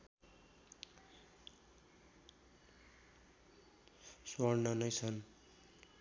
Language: Nepali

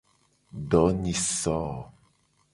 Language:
Gen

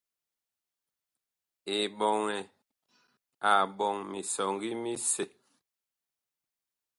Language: Bakoko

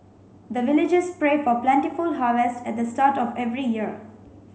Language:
English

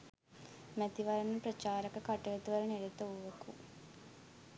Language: Sinhala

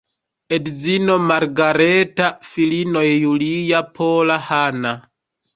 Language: Esperanto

